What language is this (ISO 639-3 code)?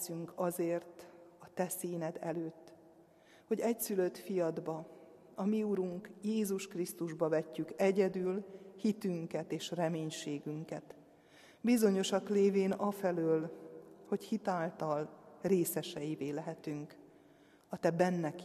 hun